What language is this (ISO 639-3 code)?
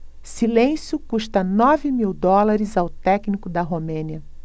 por